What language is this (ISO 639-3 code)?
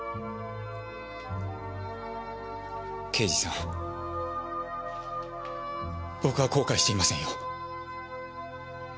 jpn